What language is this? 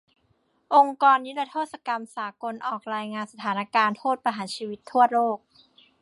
Thai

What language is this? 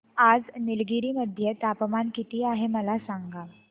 Marathi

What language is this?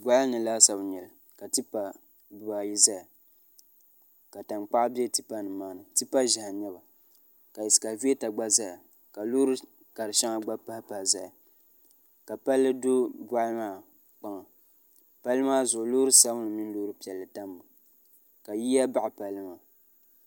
Dagbani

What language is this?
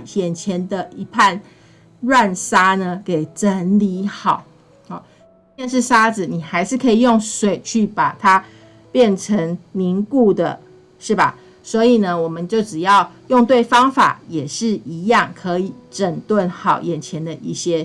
Chinese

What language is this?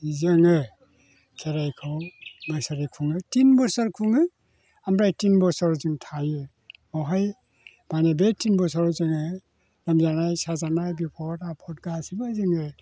Bodo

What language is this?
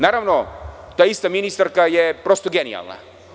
Serbian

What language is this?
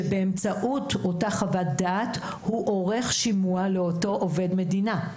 Hebrew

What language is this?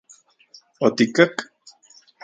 Central Puebla Nahuatl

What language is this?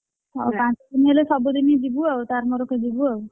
Odia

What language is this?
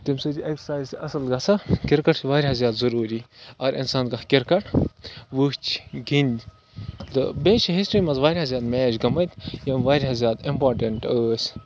Kashmiri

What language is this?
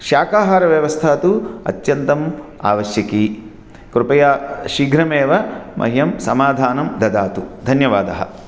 Sanskrit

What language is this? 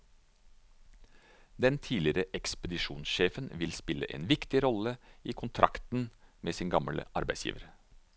Norwegian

